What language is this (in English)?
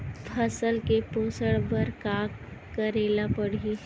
Chhattisgarhi